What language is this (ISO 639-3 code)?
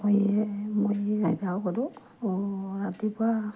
asm